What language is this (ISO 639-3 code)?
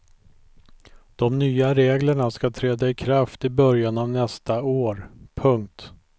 swe